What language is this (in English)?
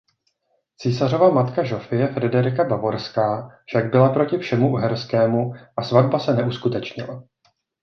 Czech